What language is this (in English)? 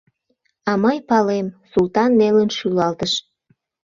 Mari